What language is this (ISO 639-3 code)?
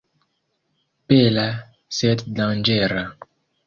epo